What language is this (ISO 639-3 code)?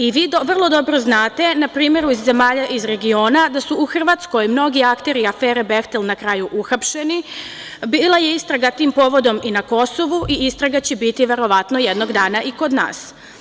srp